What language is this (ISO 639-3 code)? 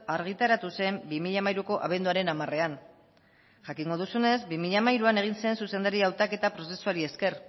eus